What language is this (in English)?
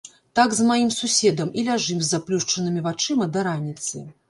Belarusian